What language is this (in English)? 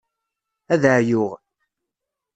Kabyle